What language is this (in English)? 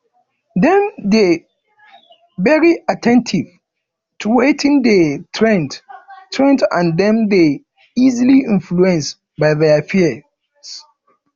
Nigerian Pidgin